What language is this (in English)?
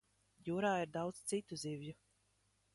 Latvian